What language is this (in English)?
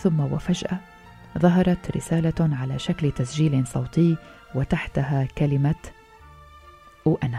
Arabic